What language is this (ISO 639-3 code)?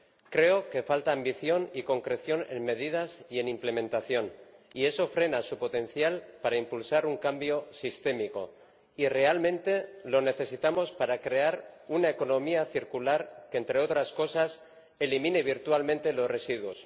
spa